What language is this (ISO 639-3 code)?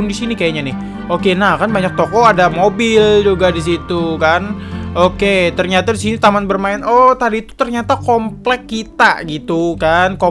ind